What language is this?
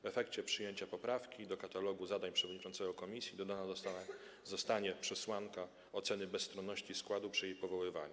Polish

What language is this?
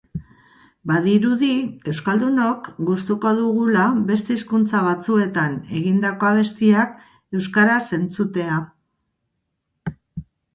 Basque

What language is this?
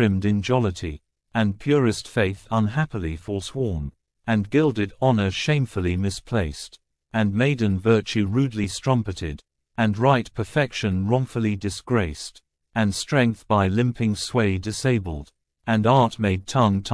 English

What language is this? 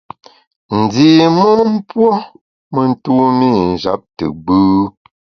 Bamun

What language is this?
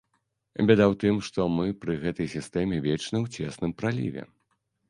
Belarusian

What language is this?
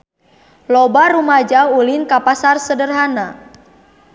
Sundanese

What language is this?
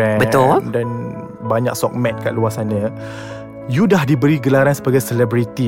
Malay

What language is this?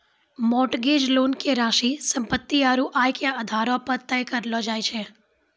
Maithili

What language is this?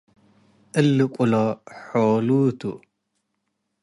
Tigre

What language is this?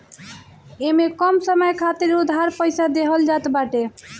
Bhojpuri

